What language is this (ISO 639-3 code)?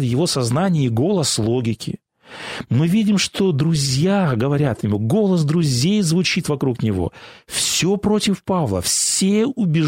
rus